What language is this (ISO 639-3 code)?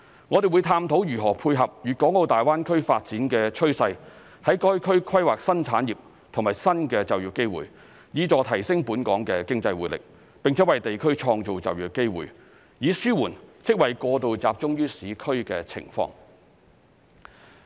yue